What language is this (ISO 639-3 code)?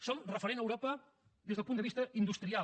cat